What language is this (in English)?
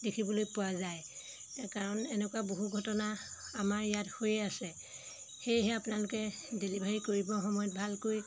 Assamese